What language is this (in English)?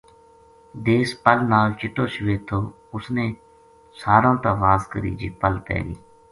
Gujari